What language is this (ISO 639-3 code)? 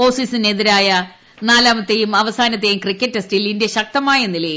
mal